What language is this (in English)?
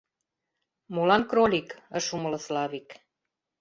Mari